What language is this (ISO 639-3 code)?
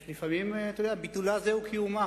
heb